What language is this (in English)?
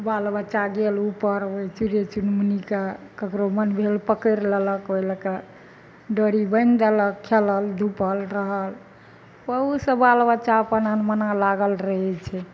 Maithili